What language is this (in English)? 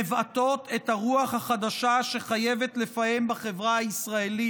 Hebrew